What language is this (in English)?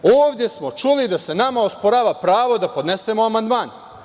Serbian